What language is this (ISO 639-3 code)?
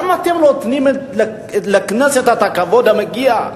heb